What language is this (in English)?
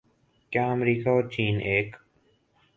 Urdu